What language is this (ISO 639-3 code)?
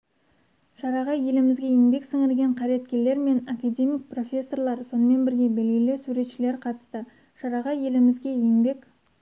kaz